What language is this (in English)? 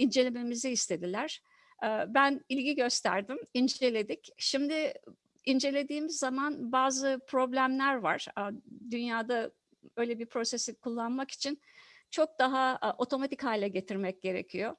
Turkish